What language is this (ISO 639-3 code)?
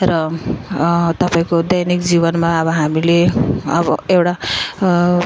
nep